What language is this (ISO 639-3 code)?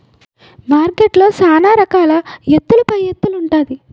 tel